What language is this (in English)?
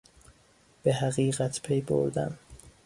Persian